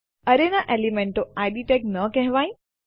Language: Gujarati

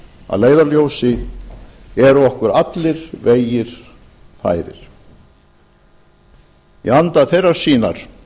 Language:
Icelandic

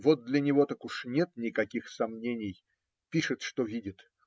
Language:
Russian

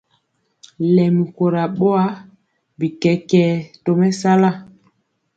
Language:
Mpiemo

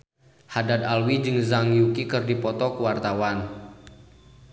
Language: Sundanese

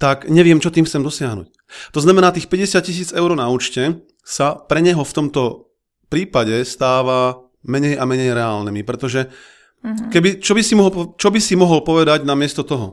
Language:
Slovak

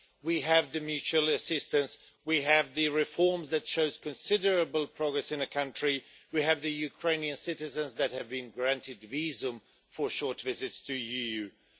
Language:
English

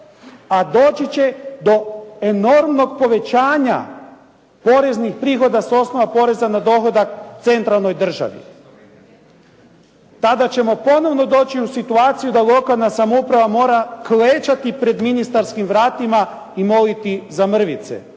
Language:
Croatian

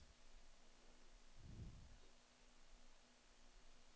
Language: Swedish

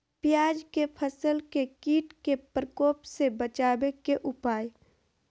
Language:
Magahi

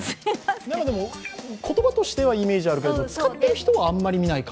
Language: Japanese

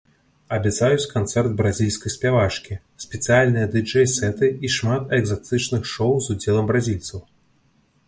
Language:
Belarusian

